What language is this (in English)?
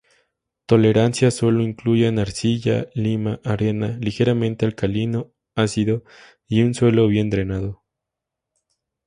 Spanish